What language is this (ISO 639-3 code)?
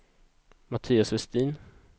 swe